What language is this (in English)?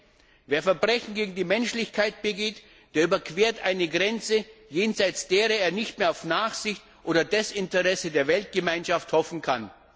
German